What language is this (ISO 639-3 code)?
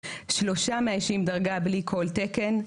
heb